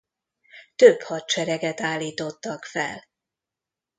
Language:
Hungarian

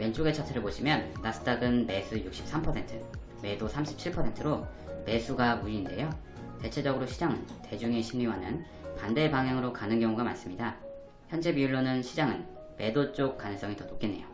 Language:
Korean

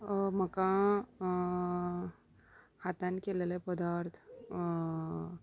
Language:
Konkani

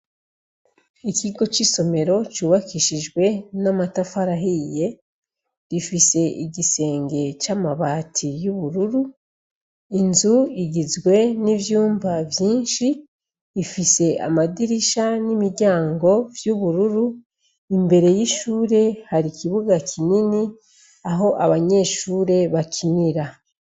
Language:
Rundi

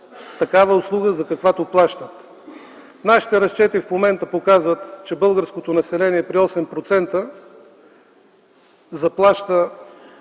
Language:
Bulgarian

